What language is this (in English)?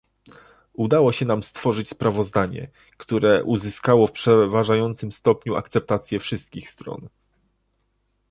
Polish